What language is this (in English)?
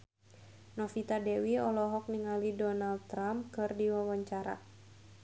Sundanese